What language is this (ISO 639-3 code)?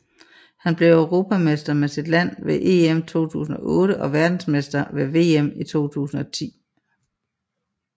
dan